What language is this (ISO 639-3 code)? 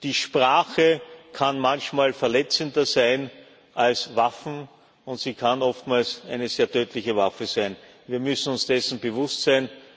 deu